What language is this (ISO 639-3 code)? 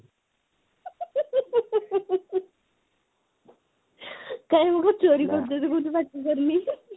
ori